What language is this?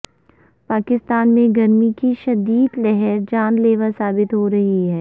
Urdu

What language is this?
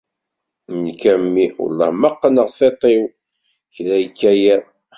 Kabyle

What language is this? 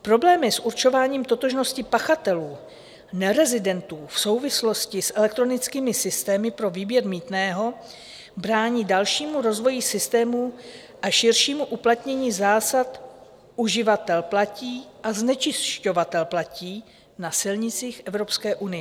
Czech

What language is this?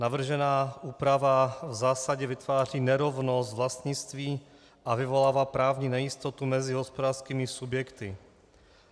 Czech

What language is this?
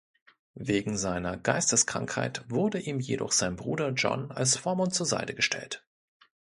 German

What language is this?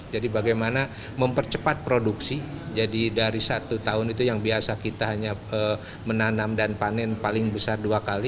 Indonesian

